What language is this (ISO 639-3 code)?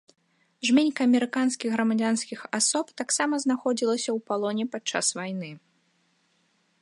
bel